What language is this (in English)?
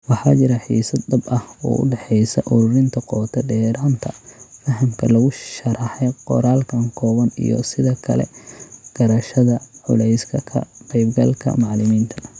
Somali